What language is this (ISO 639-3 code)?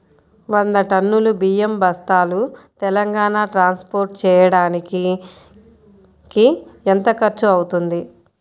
tel